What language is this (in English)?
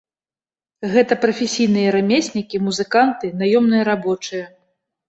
Belarusian